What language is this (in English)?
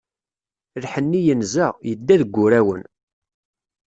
Kabyle